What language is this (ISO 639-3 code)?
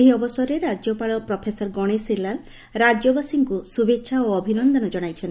ori